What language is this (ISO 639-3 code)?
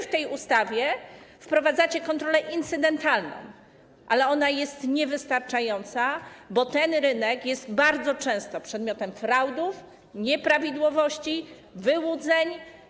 pol